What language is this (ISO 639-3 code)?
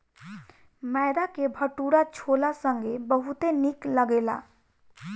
bho